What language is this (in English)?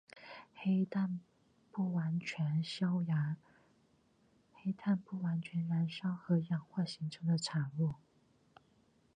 Chinese